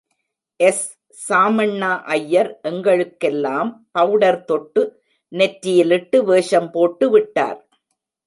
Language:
Tamil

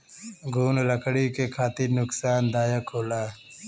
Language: Bhojpuri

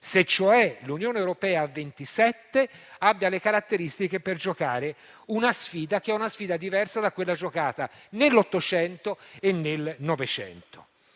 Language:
Italian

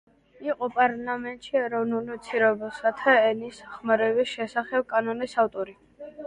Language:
Georgian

